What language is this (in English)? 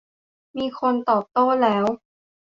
Thai